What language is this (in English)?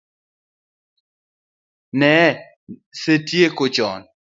Luo (Kenya and Tanzania)